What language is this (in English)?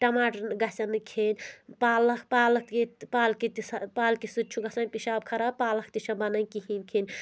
Kashmiri